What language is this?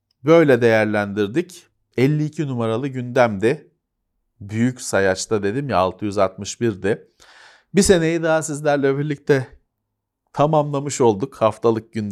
Turkish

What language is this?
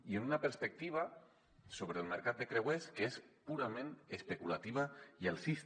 Catalan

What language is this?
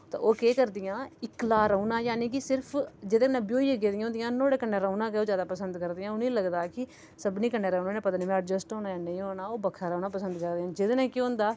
Dogri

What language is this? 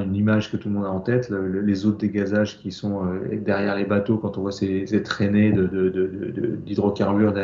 French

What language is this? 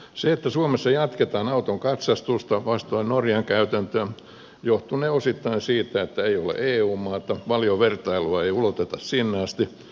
Finnish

